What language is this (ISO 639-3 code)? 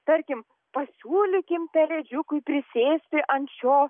lit